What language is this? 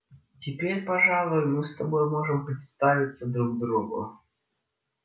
Russian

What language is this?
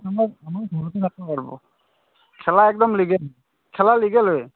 Assamese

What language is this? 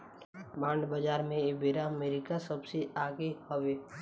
Bhojpuri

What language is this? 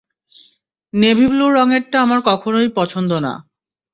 Bangla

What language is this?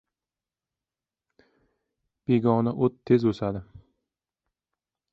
Uzbek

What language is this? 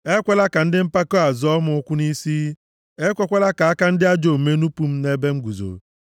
Igbo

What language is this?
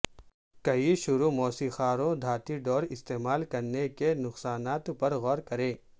Urdu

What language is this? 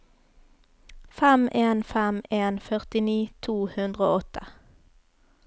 Norwegian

